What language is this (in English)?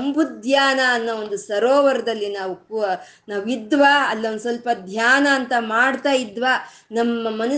Kannada